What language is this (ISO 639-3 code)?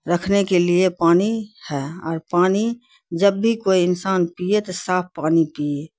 urd